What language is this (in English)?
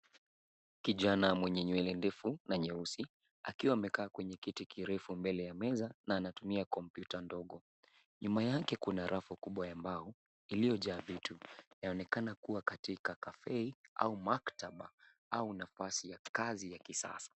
Swahili